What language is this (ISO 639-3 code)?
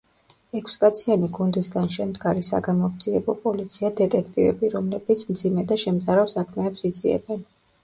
kat